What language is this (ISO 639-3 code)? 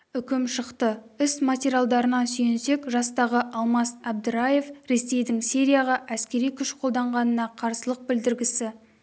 kaz